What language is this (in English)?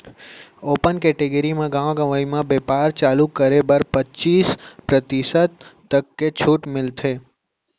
Chhattisgarhi